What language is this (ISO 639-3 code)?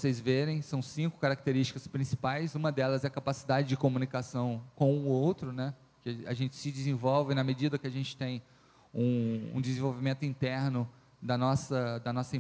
por